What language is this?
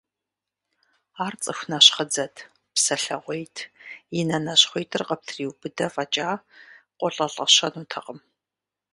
Kabardian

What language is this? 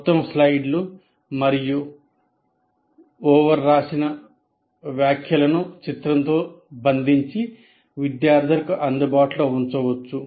Telugu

